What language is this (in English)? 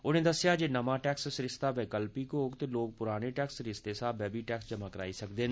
Dogri